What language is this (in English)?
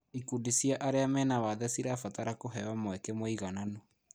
Kikuyu